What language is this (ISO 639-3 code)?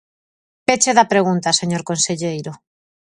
glg